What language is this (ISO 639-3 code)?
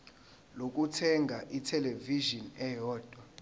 zul